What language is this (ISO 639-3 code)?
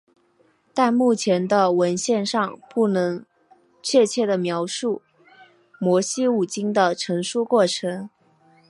zho